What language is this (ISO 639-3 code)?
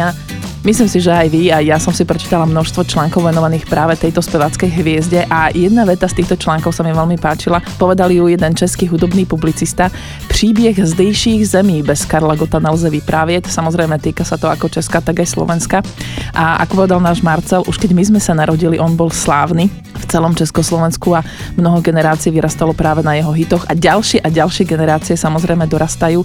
slk